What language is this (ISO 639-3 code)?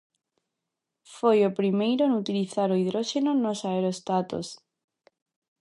glg